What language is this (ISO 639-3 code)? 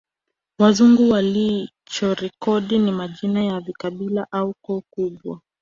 swa